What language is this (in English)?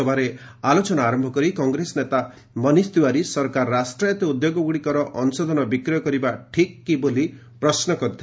Odia